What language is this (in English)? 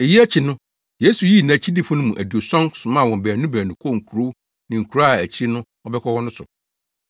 Akan